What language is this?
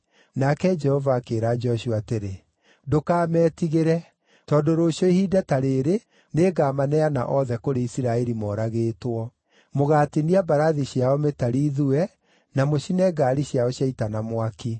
Kikuyu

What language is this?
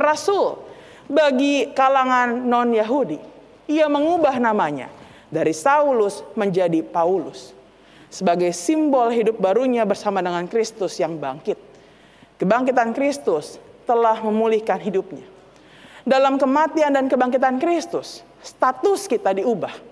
Indonesian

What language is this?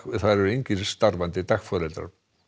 Icelandic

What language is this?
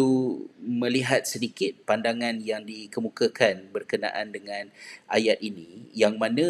Malay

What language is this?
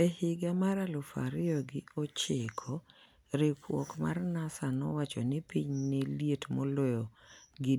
Luo (Kenya and Tanzania)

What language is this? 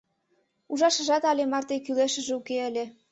Mari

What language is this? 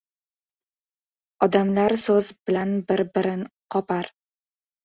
Uzbek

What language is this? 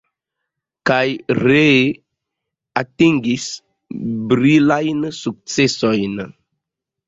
Esperanto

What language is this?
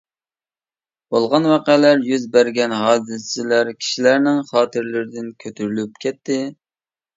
Uyghur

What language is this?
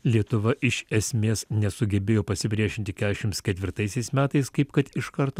Lithuanian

